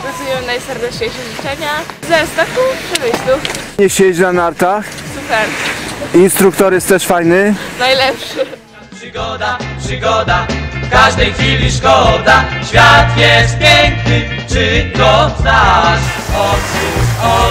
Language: Polish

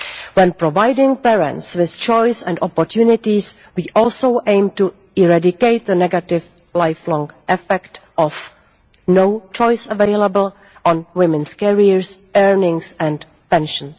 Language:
English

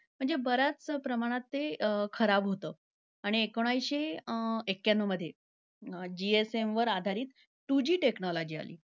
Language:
Marathi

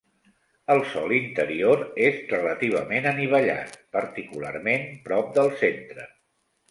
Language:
Catalan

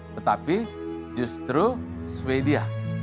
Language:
Indonesian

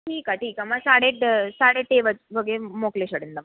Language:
Sindhi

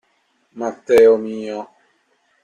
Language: Italian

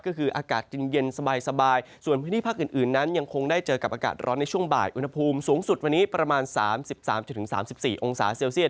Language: Thai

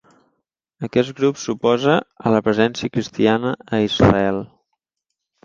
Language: Catalan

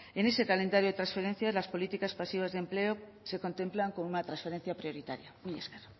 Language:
Spanish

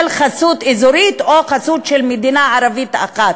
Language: Hebrew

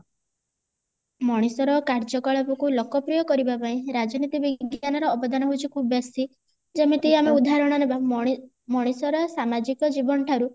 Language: Odia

